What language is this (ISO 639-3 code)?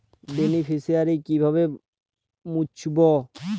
ben